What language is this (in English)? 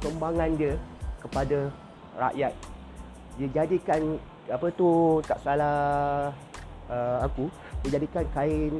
Malay